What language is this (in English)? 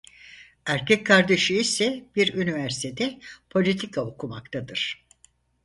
Turkish